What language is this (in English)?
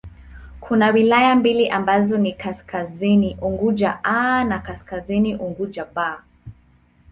Swahili